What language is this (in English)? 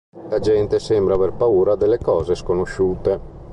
Italian